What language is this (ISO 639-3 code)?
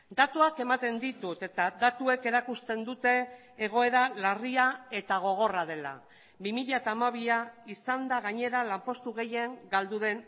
eus